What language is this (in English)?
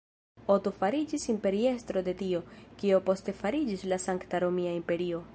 Esperanto